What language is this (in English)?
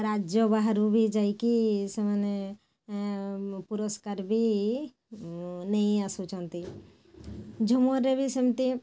Odia